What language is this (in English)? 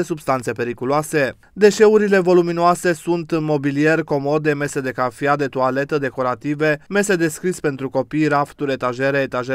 Romanian